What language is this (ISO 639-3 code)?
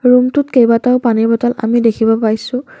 asm